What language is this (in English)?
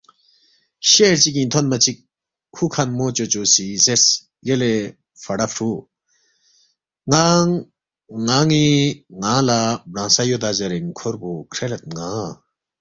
Balti